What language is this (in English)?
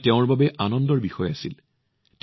Assamese